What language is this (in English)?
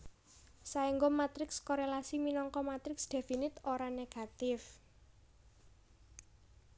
Javanese